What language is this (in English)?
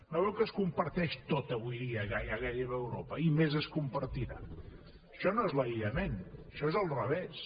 Catalan